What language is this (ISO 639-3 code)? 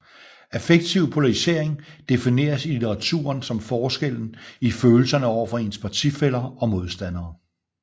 dan